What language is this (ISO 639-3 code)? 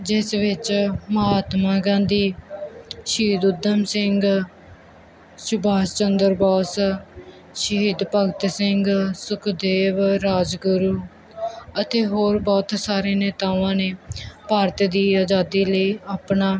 pan